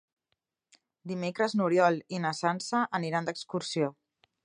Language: Catalan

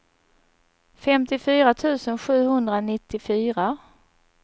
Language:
Swedish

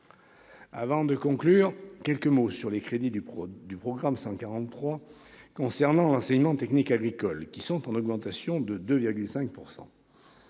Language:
French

